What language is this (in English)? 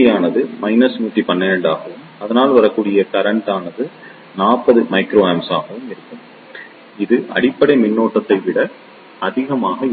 Tamil